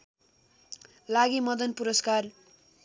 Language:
Nepali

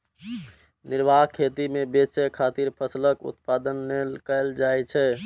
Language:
Maithili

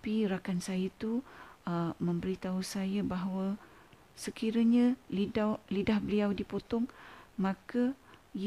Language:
Malay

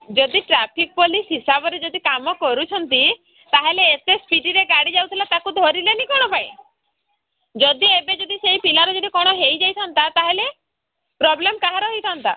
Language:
Odia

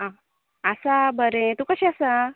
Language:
Konkani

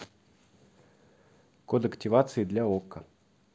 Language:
Russian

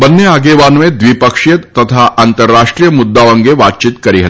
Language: Gujarati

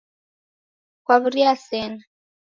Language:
Taita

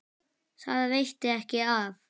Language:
Icelandic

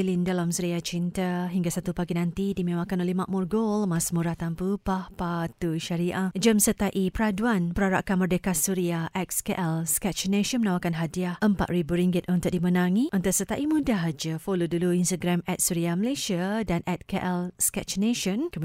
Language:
Malay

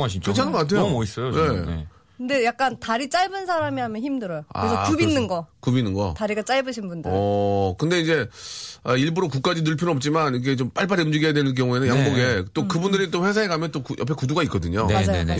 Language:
Korean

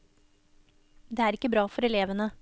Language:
Norwegian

